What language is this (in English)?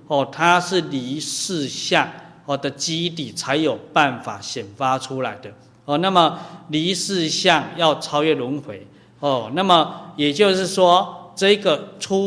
Chinese